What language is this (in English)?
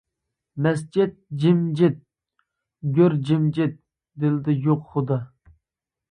Uyghur